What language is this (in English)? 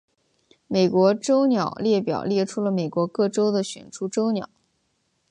Chinese